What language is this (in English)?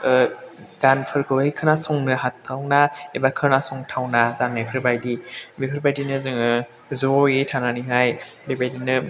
Bodo